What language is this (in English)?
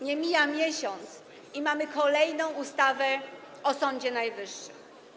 Polish